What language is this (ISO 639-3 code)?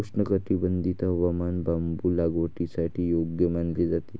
mar